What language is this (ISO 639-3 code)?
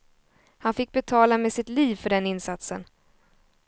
swe